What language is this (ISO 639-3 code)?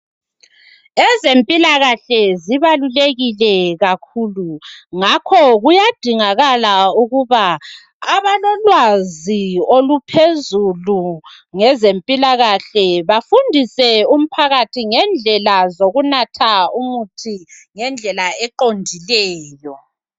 nde